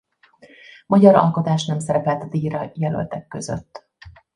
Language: Hungarian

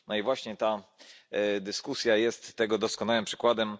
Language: Polish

